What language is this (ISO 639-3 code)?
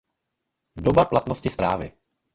ces